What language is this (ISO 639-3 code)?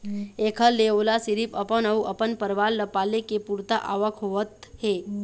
hne